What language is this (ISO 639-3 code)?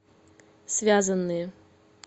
rus